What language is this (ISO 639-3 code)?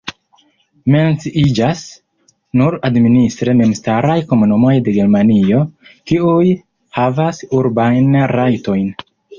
epo